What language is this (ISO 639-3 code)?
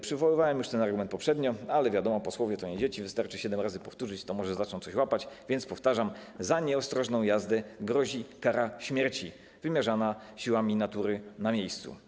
pol